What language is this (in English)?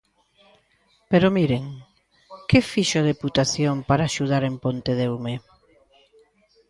Galician